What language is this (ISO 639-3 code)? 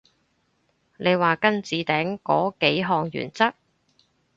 yue